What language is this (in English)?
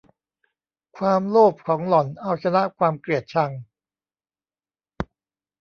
Thai